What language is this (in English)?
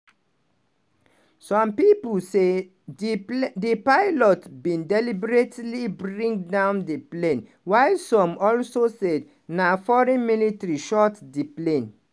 Nigerian Pidgin